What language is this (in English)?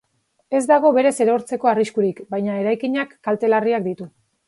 Basque